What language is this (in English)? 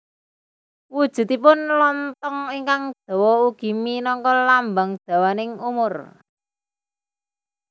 Javanese